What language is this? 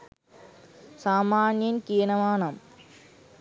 Sinhala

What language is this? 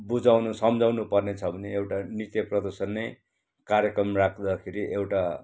Nepali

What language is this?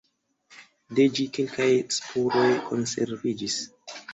Esperanto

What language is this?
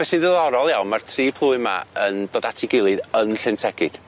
Welsh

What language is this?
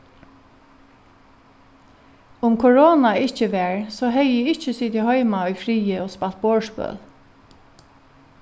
Faroese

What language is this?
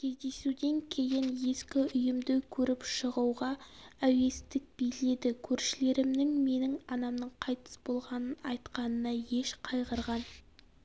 Kazakh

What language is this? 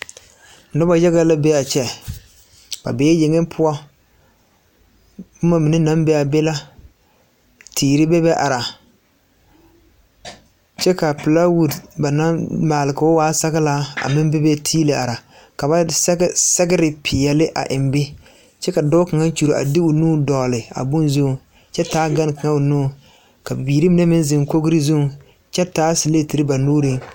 Southern Dagaare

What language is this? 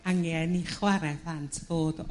Welsh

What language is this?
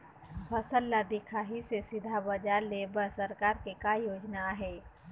Chhattisgarhi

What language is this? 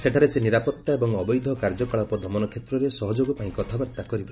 Odia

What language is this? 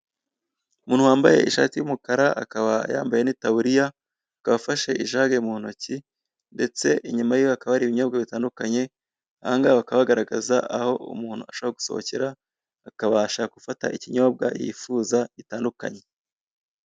Kinyarwanda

